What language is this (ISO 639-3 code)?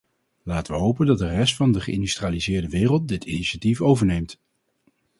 nld